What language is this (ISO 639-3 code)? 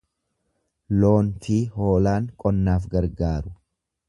orm